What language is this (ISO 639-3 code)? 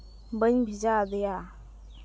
sat